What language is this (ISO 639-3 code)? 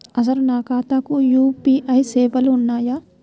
tel